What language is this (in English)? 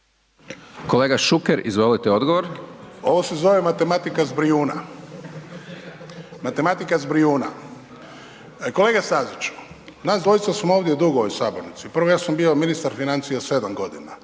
Croatian